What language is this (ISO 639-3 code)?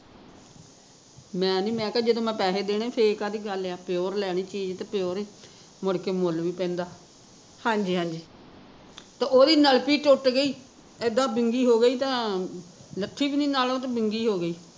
pan